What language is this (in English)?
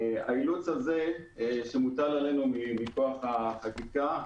Hebrew